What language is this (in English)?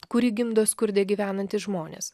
Lithuanian